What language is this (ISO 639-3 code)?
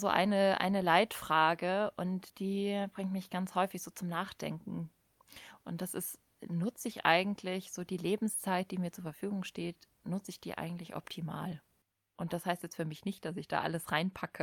deu